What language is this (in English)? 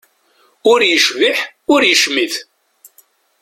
Kabyle